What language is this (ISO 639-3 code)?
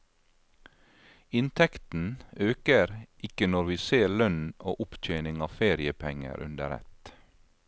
nor